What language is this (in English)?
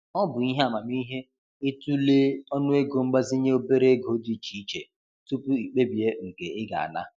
Igbo